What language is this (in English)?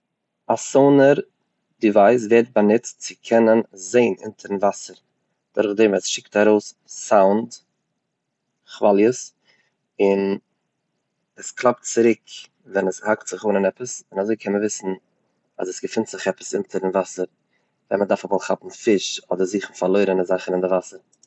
Yiddish